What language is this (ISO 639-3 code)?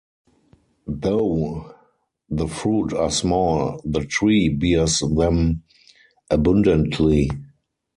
eng